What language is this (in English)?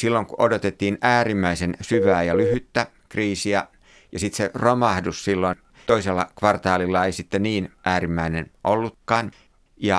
Finnish